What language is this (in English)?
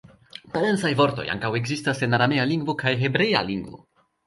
Esperanto